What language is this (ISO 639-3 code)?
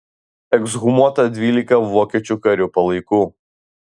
lit